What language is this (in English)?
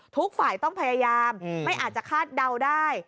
Thai